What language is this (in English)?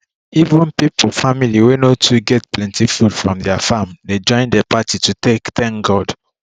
Nigerian Pidgin